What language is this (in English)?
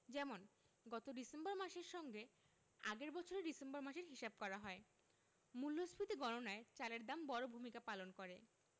Bangla